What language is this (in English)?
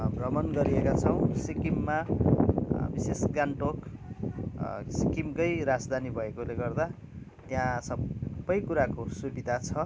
Nepali